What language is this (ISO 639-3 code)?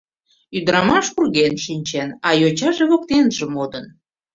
chm